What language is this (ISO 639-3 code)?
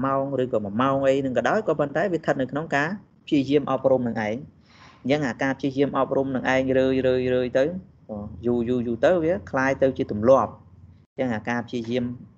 vie